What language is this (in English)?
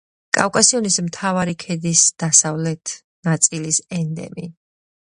Georgian